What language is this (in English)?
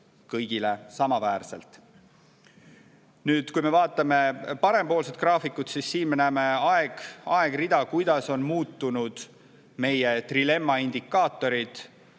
Estonian